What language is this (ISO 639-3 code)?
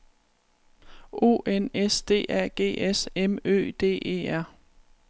dan